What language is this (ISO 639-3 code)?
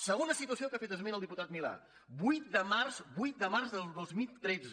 cat